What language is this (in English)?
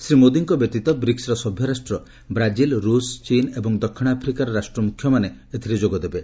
Odia